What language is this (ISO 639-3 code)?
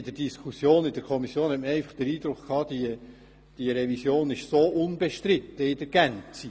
gsw